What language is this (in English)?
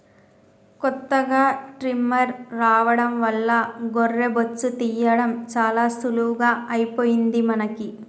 Telugu